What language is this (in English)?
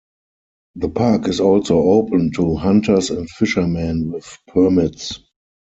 English